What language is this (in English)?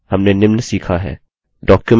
Hindi